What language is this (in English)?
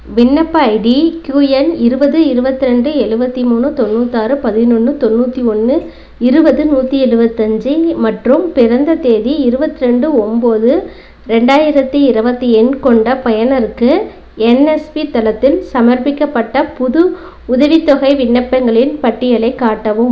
Tamil